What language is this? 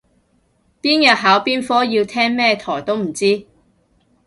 Cantonese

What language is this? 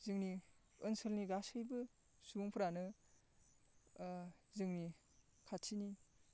Bodo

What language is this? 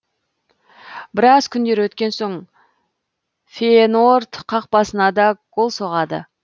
Kazakh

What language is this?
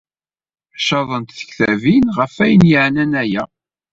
Kabyle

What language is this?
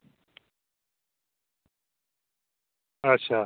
Dogri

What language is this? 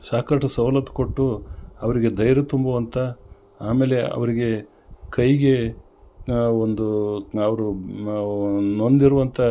Kannada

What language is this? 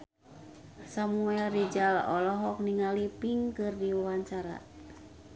Sundanese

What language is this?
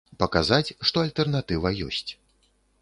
Belarusian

